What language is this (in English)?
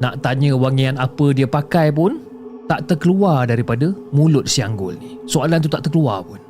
Malay